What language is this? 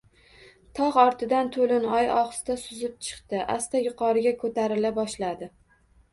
Uzbek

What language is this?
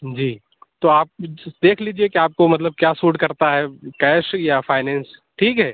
Urdu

